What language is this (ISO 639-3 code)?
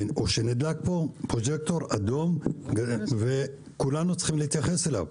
heb